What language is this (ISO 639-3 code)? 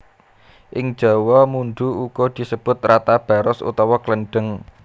jav